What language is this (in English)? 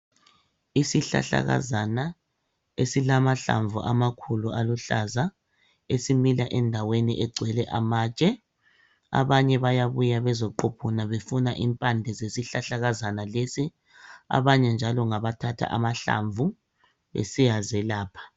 North Ndebele